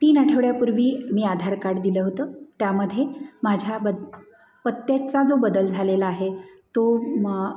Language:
Marathi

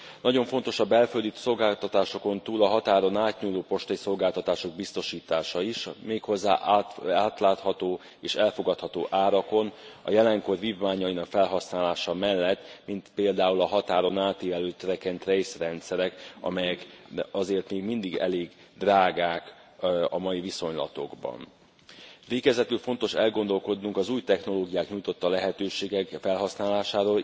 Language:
Hungarian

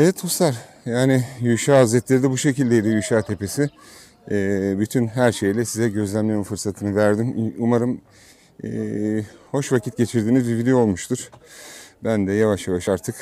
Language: Turkish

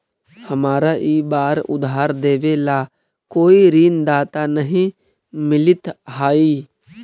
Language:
Magahi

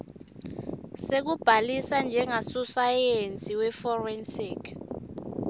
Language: Swati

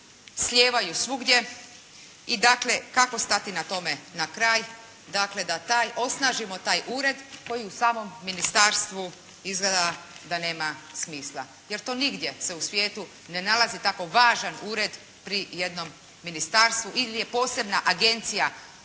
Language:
Croatian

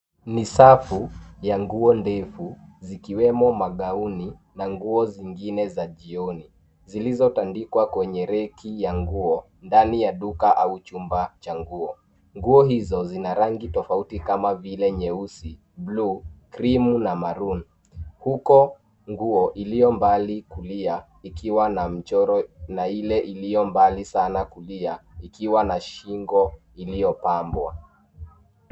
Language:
Swahili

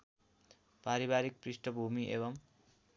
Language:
Nepali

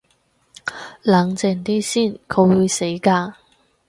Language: Cantonese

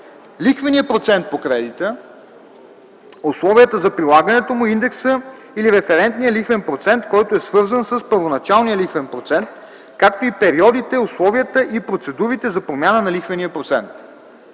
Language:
Bulgarian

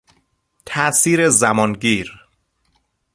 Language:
Persian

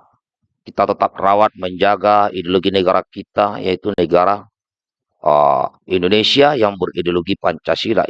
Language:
Indonesian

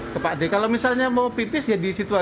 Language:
Indonesian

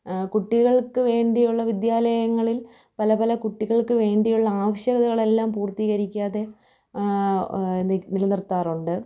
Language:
Malayalam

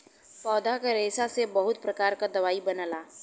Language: Bhojpuri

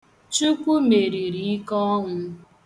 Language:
Igbo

